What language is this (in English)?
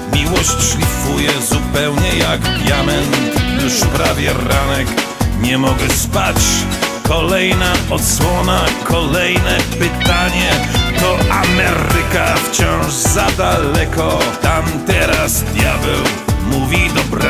Polish